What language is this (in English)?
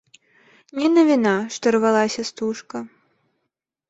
Belarusian